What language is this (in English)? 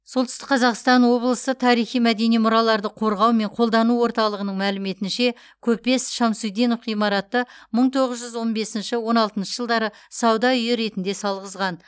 Kazakh